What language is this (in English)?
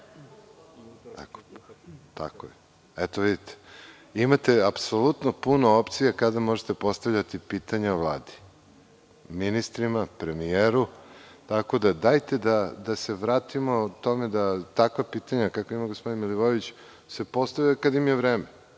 Serbian